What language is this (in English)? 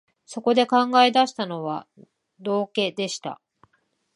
Japanese